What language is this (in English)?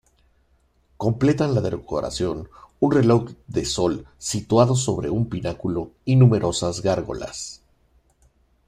Spanish